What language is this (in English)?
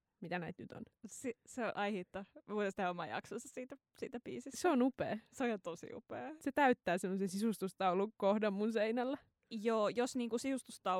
Finnish